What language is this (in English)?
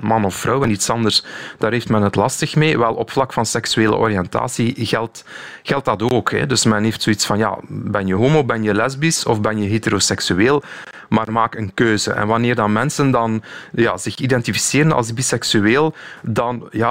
Dutch